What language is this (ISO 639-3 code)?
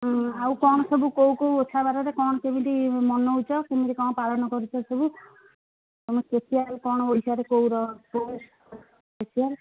ori